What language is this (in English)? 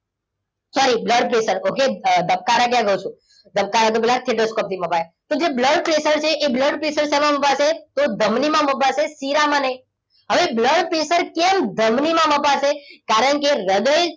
Gujarati